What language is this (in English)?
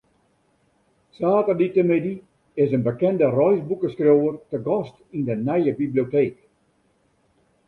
Western Frisian